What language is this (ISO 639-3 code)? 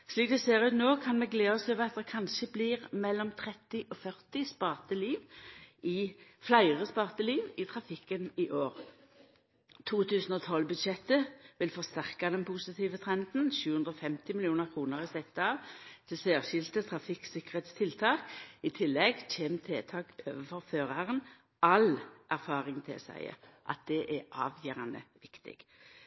nno